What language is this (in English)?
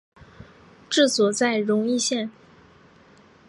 Chinese